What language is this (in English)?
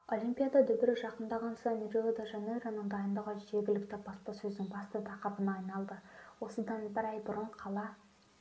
Kazakh